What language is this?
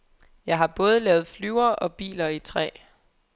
Danish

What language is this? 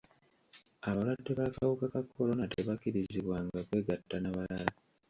Ganda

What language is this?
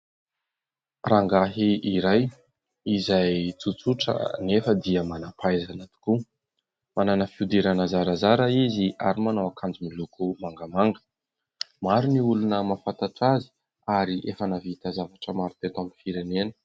Malagasy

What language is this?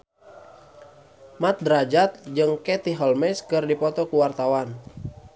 Sundanese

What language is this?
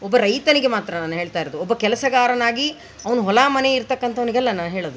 Kannada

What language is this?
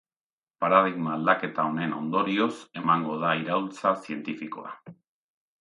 Basque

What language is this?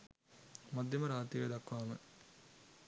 Sinhala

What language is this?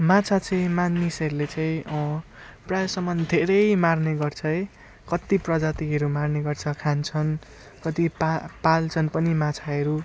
Nepali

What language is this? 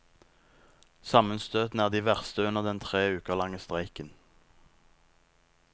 Norwegian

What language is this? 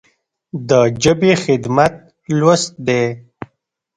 Pashto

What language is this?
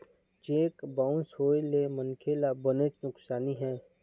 Chhattisgarhi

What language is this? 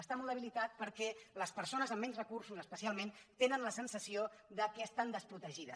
Catalan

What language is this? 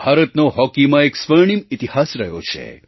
Gujarati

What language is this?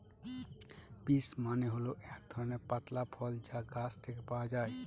Bangla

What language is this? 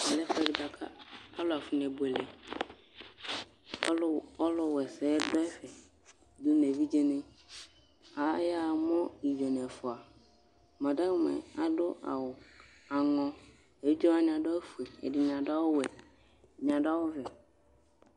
Ikposo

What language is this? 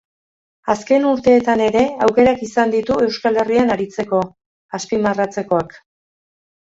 Basque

